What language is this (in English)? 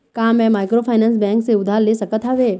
Chhattisgarhi